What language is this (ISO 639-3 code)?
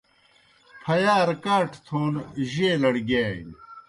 plk